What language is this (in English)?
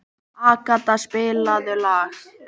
Icelandic